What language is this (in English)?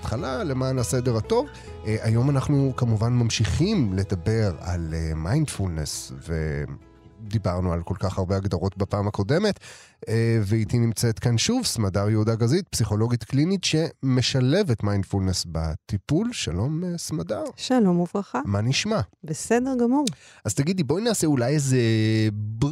Hebrew